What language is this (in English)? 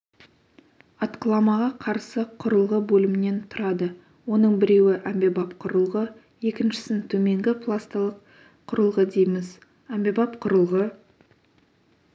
Kazakh